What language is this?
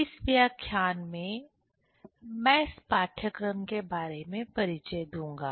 Hindi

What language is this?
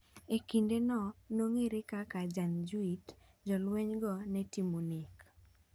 Luo (Kenya and Tanzania)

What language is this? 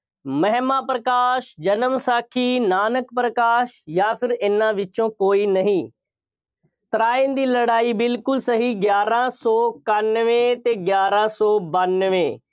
Punjabi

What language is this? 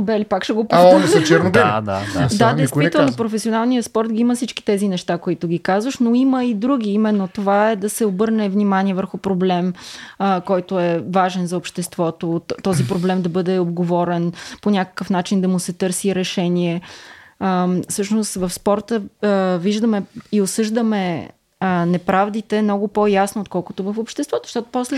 Bulgarian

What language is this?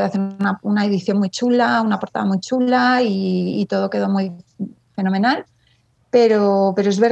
Spanish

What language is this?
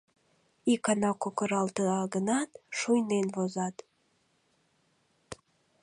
Mari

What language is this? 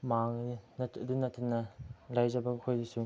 Manipuri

